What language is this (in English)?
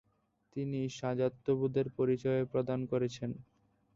Bangla